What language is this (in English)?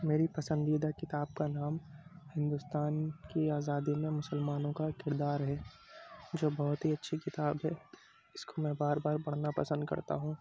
Urdu